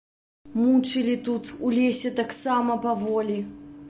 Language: Belarusian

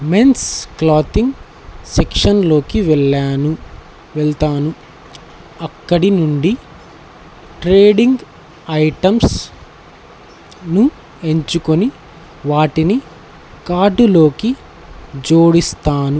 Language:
Telugu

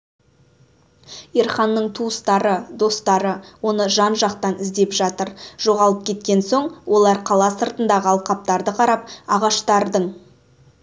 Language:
Kazakh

